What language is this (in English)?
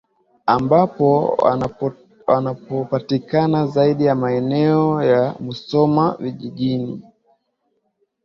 Swahili